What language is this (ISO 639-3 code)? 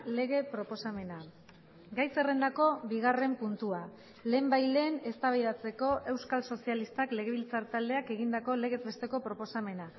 eus